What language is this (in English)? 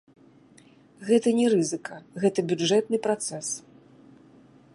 Belarusian